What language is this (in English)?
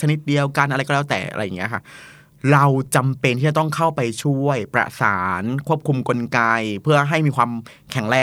Thai